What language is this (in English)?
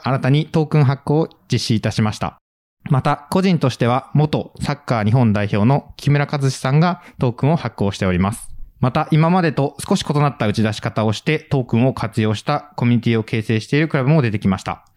Japanese